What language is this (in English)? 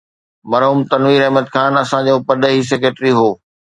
Sindhi